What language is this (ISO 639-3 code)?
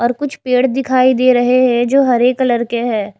hin